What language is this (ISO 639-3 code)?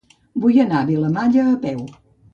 cat